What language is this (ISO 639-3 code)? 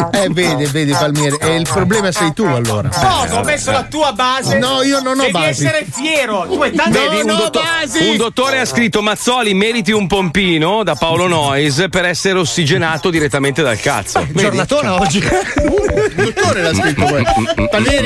ita